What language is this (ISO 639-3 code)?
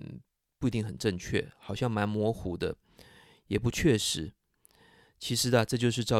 zho